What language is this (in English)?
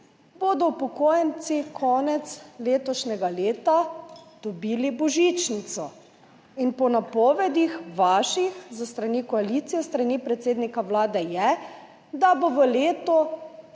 Slovenian